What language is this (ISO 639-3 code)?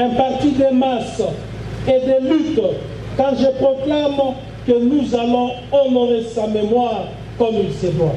fra